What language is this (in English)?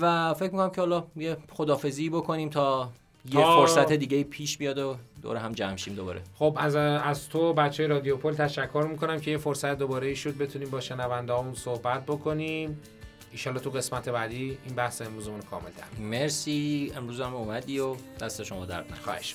Persian